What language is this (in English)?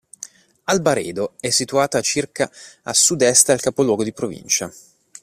Italian